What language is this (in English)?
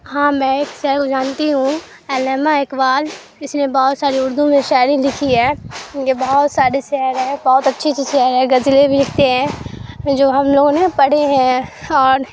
Urdu